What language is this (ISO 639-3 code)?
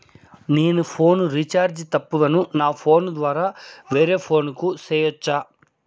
tel